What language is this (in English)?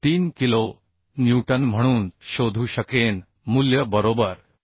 Marathi